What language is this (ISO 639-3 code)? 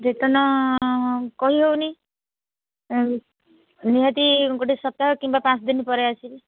ori